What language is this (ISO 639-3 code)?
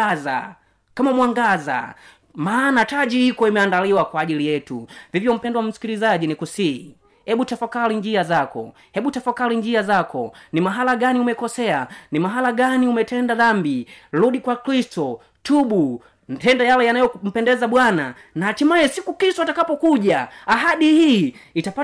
swa